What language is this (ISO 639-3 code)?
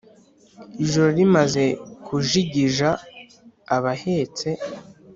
kin